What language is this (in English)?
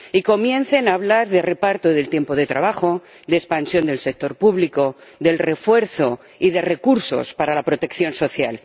Spanish